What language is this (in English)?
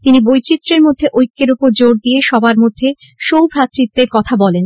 Bangla